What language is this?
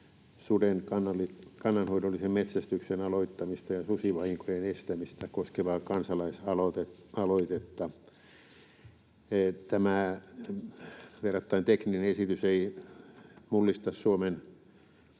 Finnish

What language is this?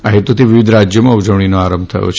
Gujarati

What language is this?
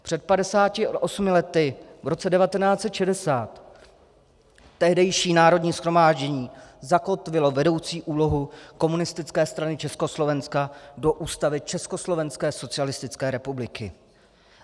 Czech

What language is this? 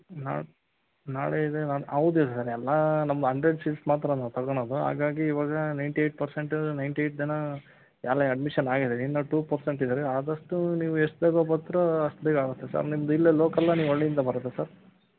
Kannada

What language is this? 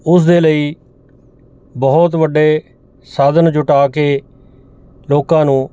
Punjabi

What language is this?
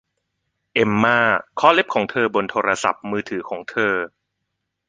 Thai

